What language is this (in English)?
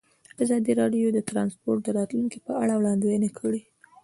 Pashto